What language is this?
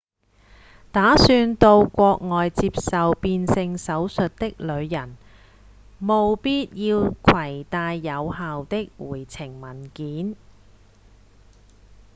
Cantonese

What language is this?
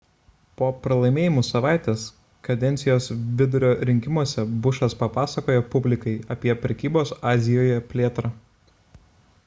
Lithuanian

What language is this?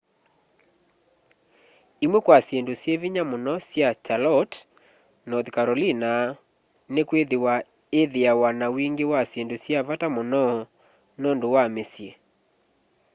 Kamba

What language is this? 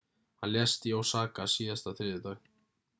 Icelandic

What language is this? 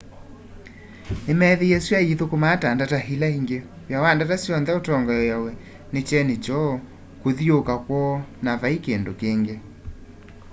Kamba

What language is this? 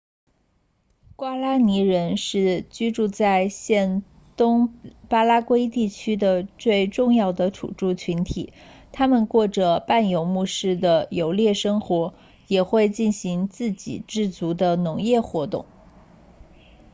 Chinese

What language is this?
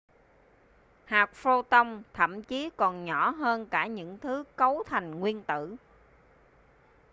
Vietnamese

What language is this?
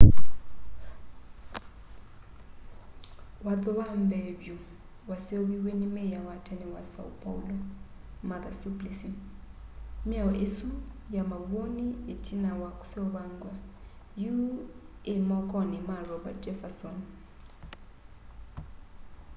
Kamba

